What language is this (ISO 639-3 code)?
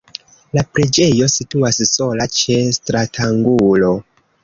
epo